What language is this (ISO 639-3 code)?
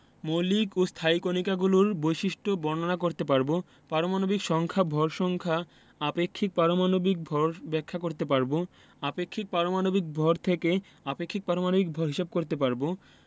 ben